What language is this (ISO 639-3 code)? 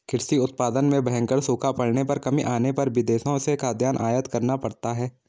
hin